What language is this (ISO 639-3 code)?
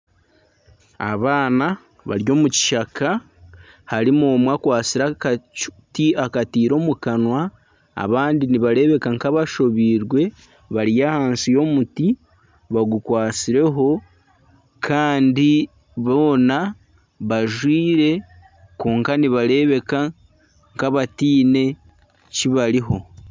nyn